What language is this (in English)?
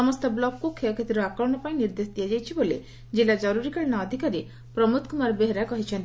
Odia